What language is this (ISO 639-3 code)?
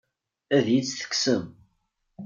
kab